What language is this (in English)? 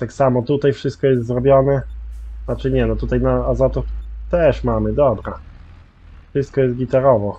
Polish